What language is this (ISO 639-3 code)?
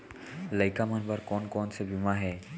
hne